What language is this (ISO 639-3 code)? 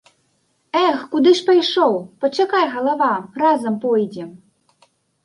bel